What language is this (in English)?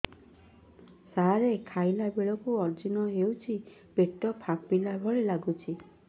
Odia